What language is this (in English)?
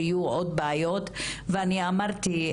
Hebrew